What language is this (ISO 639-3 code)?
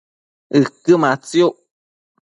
mcf